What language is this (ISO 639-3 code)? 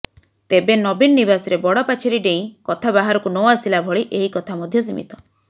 ori